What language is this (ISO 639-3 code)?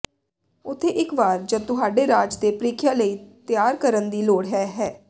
pan